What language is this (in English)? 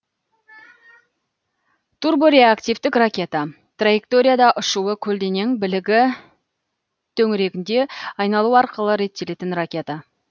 Kazakh